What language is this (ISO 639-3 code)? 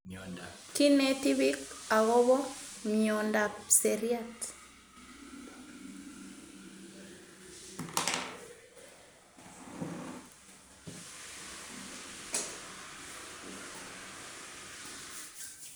kln